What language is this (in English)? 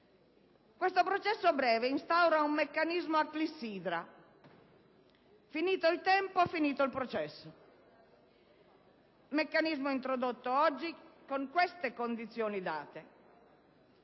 Italian